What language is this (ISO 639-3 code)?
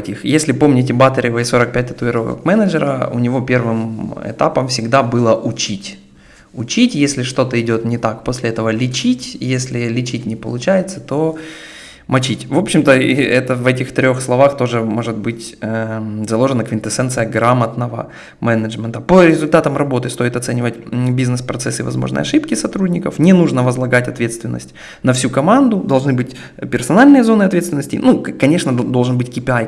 rus